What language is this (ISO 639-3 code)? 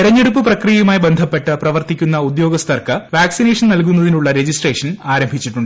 mal